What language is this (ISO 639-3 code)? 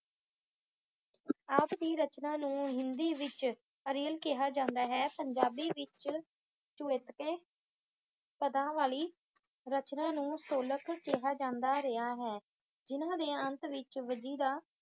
pan